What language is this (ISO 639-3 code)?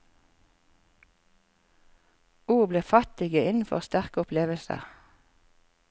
nor